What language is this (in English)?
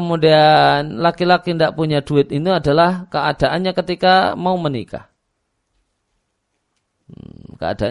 Indonesian